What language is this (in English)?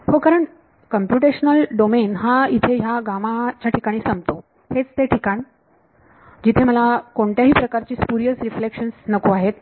Marathi